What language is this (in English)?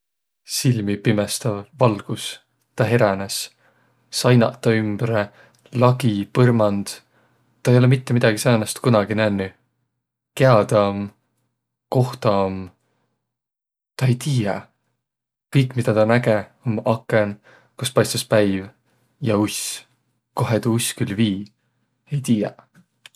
Võro